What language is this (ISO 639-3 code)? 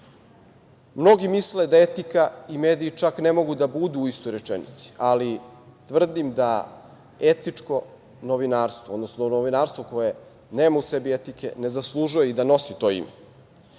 srp